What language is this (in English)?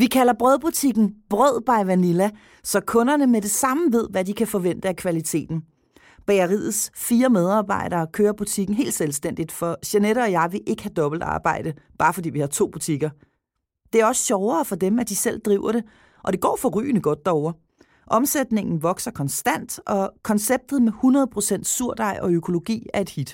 Danish